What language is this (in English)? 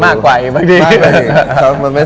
Thai